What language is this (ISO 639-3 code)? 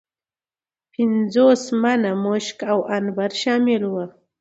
pus